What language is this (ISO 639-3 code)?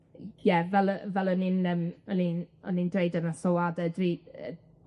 cym